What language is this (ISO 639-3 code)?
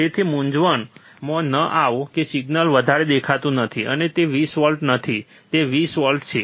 guj